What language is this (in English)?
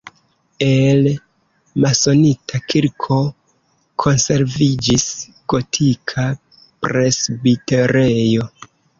Esperanto